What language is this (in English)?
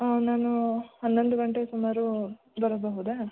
Kannada